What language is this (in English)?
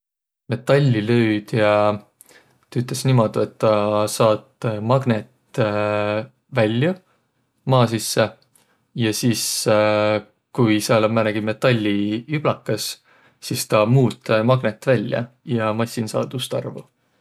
Võro